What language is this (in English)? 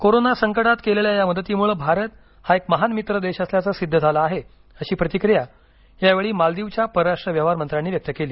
Marathi